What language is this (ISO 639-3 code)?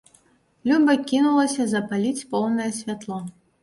bel